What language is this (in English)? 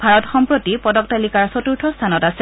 Assamese